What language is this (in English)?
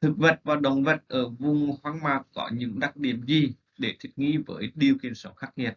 Vietnamese